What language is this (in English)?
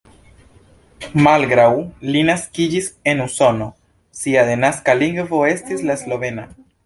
Esperanto